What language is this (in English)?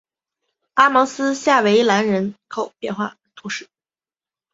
Chinese